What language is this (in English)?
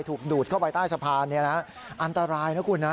Thai